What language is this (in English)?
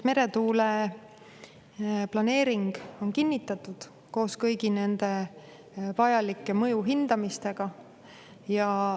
Estonian